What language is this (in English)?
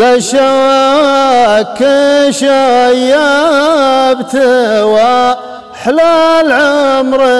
Arabic